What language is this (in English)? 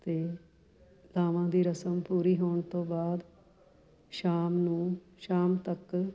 Punjabi